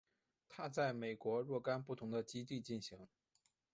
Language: Chinese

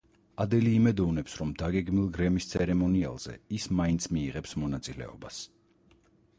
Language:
Georgian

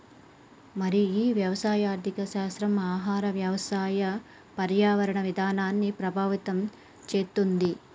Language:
Telugu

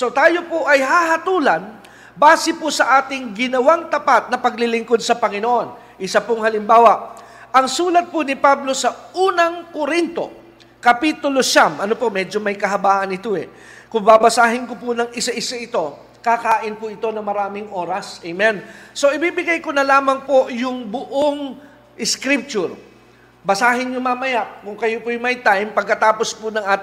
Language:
Filipino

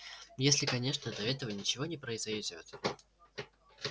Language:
Russian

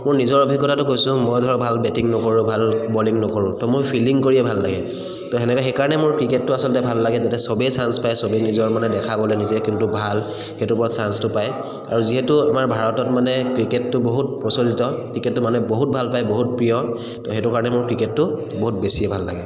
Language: Assamese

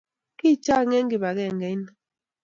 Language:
Kalenjin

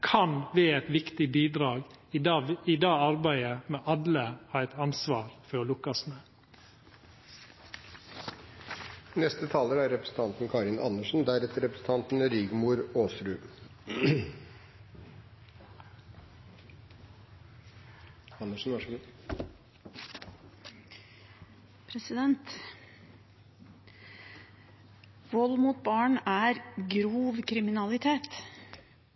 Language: Norwegian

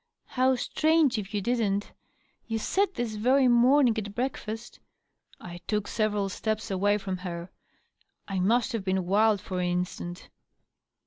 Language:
English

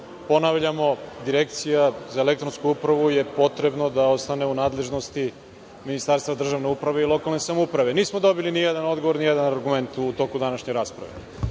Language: Serbian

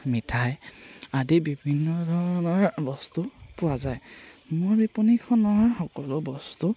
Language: Assamese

